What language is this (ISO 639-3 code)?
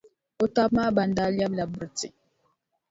dag